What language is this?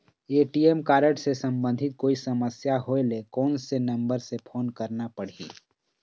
Chhattisgarhi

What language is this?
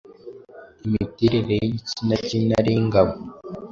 Kinyarwanda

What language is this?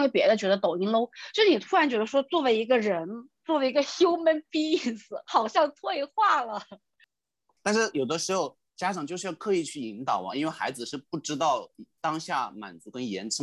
Chinese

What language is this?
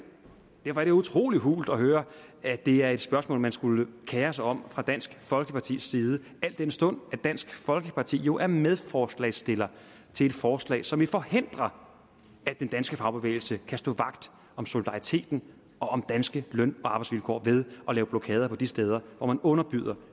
Danish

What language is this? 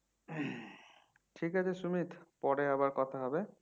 Bangla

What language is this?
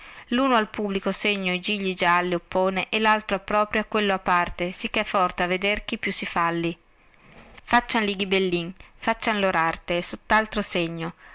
Italian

